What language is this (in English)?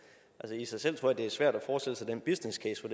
Danish